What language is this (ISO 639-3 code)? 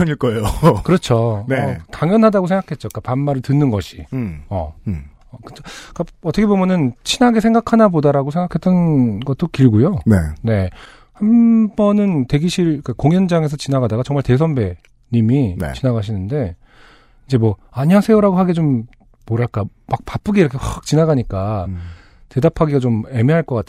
kor